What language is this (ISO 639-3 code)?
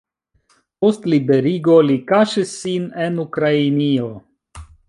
epo